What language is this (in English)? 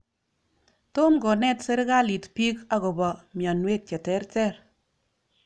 Kalenjin